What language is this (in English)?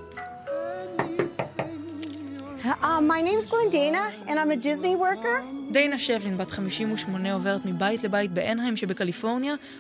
Hebrew